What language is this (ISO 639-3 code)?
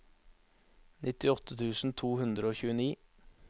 nor